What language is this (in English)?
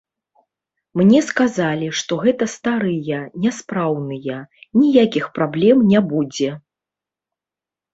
Belarusian